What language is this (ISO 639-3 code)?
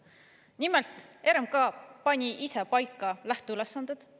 est